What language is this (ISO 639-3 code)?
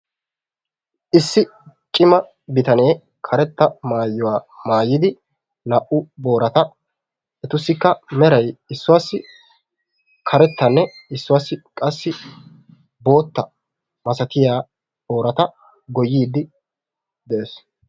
wal